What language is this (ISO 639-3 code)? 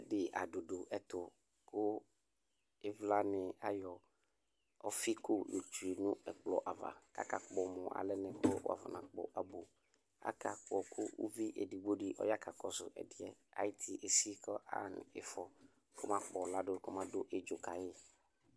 kpo